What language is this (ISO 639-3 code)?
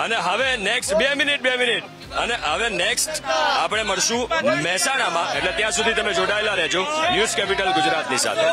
guj